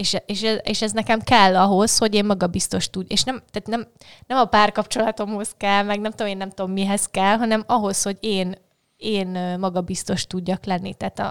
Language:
Hungarian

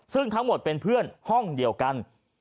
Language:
Thai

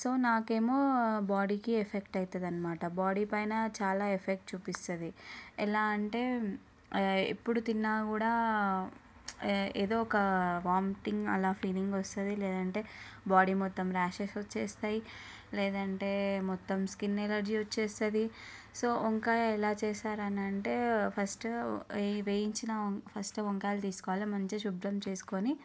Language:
Telugu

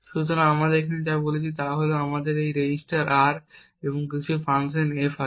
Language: Bangla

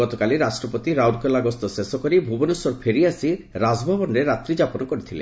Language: Odia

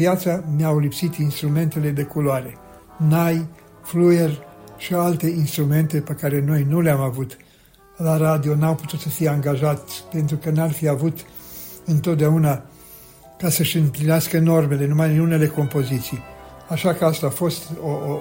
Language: Romanian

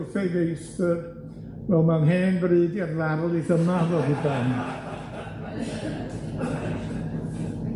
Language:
Welsh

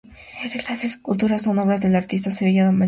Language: Spanish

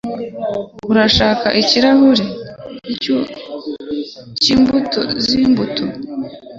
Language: Kinyarwanda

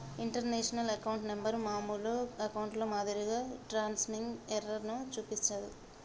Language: Telugu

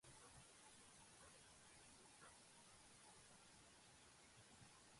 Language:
Georgian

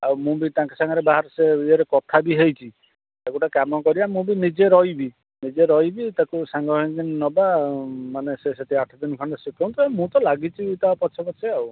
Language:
Odia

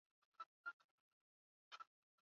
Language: Swahili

